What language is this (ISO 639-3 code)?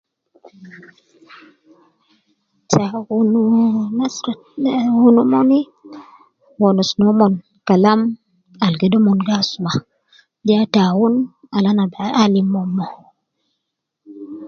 kcn